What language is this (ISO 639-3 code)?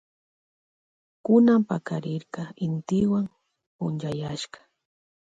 qvj